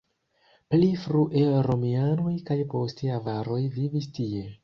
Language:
Esperanto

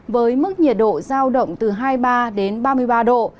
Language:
Vietnamese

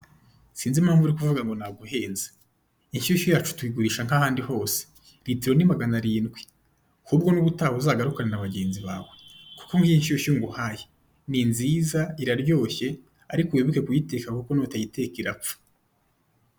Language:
Kinyarwanda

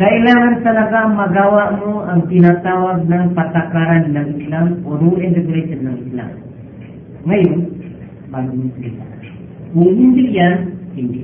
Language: Filipino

